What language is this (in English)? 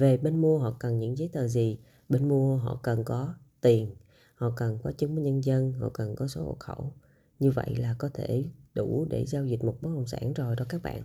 Vietnamese